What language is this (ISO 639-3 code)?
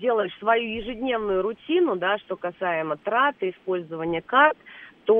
rus